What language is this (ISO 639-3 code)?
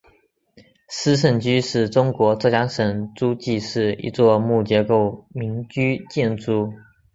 zho